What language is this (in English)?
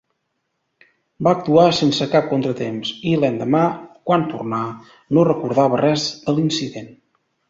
Catalan